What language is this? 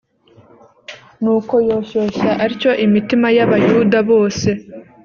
Kinyarwanda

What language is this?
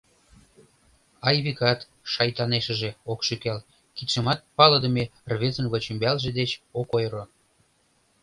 Mari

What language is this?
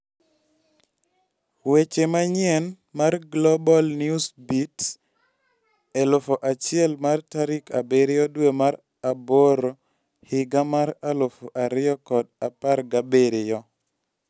Luo (Kenya and Tanzania)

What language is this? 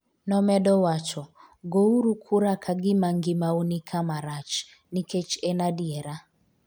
Luo (Kenya and Tanzania)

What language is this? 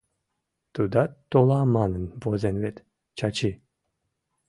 Mari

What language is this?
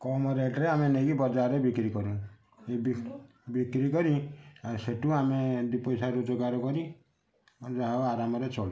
Odia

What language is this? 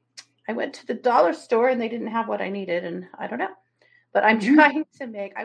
English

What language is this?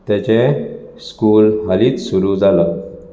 Konkani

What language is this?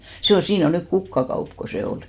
Finnish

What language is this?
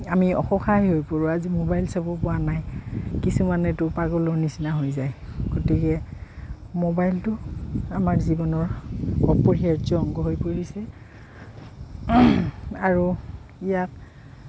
Assamese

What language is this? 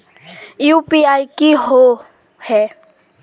Magahi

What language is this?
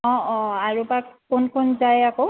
Assamese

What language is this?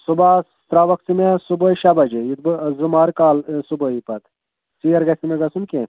Kashmiri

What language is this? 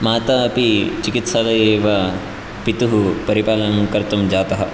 Sanskrit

